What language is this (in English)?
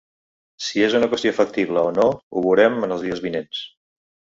Catalan